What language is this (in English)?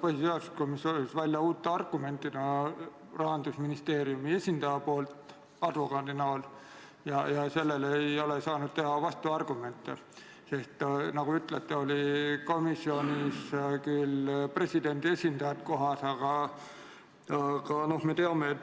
Estonian